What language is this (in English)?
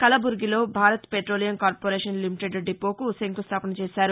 Telugu